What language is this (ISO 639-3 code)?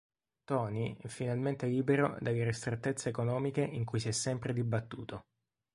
ita